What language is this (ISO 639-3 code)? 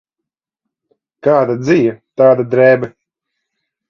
lav